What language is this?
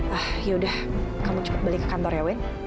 Indonesian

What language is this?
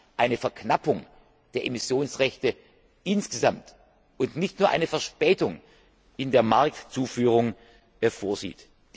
German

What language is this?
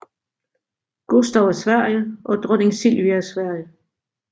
Danish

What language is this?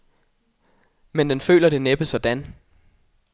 Danish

